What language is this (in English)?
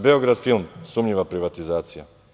Serbian